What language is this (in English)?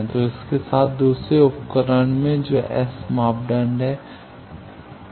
Hindi